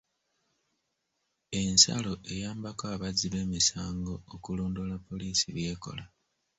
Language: Ganda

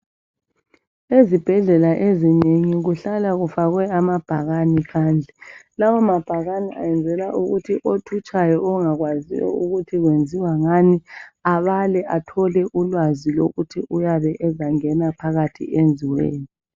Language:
North Ndebele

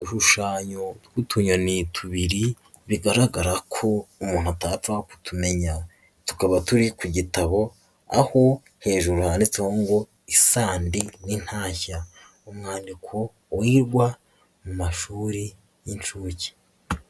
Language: Kinyarwanda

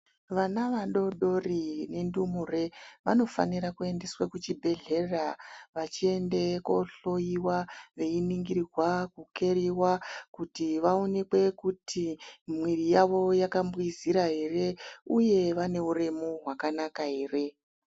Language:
Ndau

